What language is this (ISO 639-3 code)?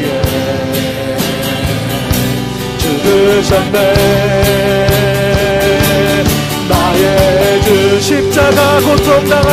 kor